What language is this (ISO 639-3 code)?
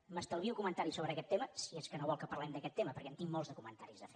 cat